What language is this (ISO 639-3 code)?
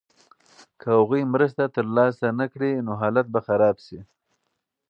pus